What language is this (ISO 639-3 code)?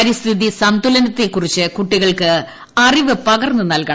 mal